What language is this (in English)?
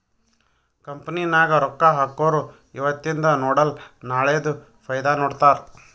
Kannada